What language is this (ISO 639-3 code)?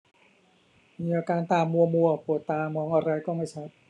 tha